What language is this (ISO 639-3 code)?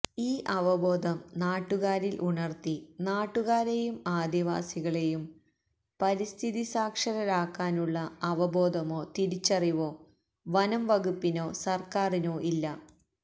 mal